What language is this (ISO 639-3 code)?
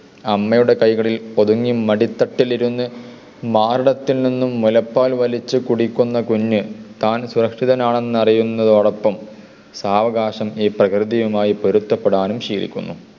mal